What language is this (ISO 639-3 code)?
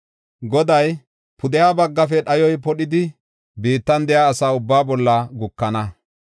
gof